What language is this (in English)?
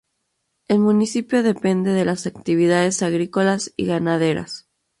Spanish